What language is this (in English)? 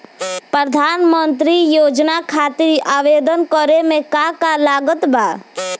Bhojpuri